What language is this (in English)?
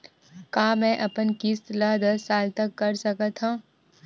Chhattisgarhi